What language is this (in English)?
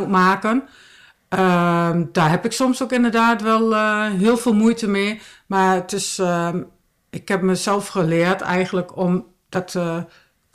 Dutch